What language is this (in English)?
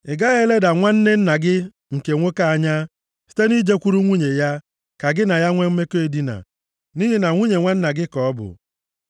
Igbo